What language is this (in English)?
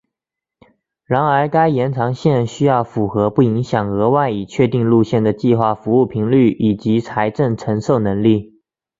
Chinese